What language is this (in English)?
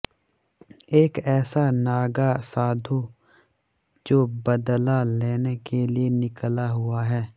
Hindi